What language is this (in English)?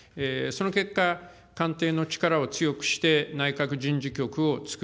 Japanese